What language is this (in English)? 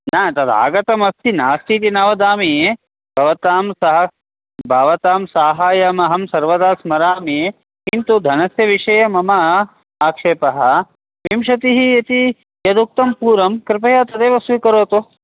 Sanskrit